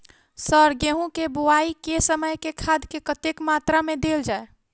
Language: Maithili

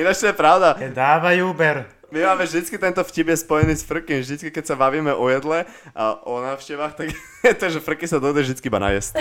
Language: Slovak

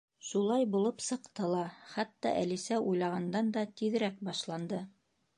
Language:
Bashkir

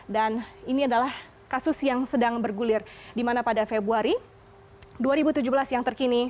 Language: Indonesian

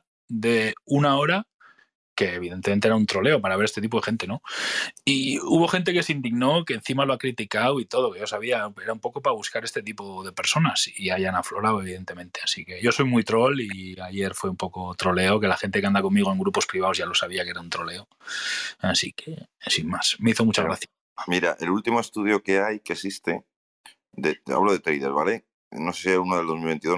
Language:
Spanish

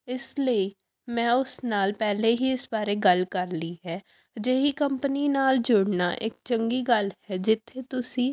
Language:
Punjabi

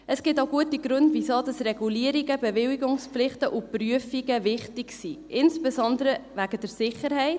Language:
Swiss German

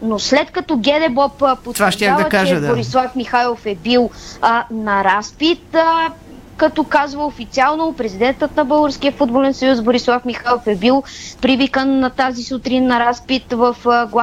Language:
Bulgarian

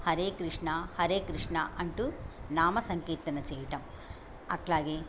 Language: Telugu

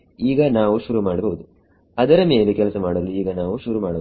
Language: Kannada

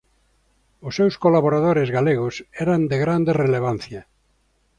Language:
Galician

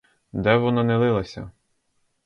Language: Ukrainian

